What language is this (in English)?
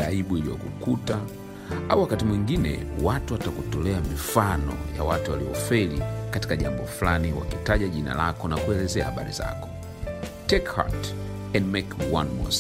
Swahili